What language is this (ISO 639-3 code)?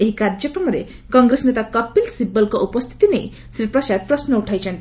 ori